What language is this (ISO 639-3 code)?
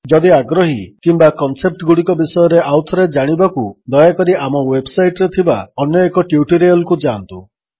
ori